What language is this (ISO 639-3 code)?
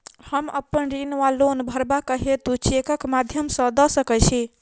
mai